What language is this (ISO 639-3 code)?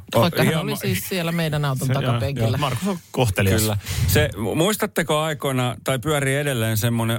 fin